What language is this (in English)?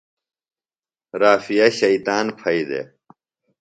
Phalura